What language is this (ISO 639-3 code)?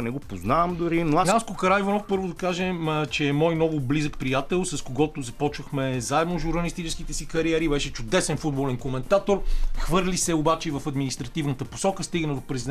bul